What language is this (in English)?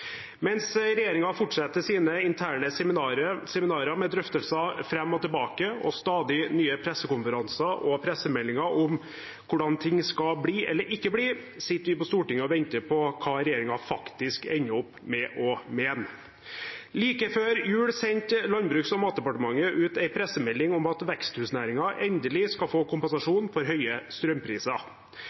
Norwegian Bokmål